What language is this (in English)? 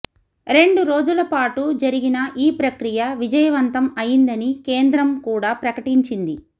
Telugu